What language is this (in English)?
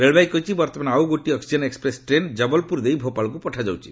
Odia